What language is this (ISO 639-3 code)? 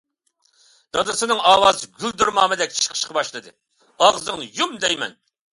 uig